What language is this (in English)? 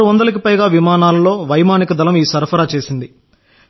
Telugu